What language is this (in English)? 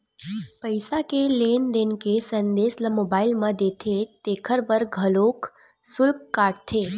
Chhattisgarhi